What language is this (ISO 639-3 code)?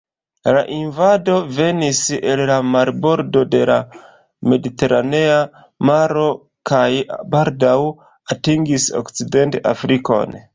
epo